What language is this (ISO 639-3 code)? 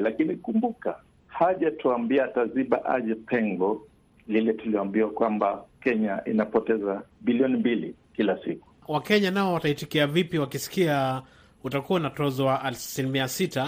swa